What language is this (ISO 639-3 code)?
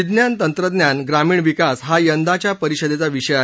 mar